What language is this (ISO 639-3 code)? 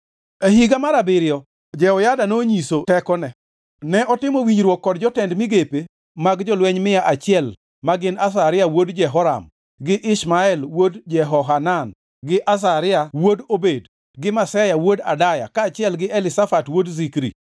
luo